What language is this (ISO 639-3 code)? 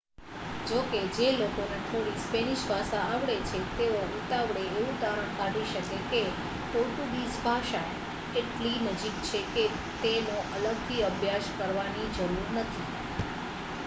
guj